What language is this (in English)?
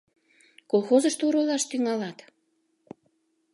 Mari